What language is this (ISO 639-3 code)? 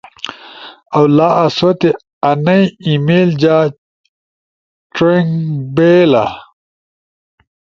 ush